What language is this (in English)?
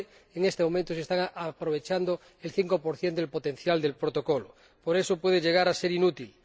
Spanish